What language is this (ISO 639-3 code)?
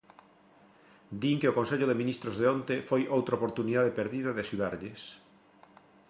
glg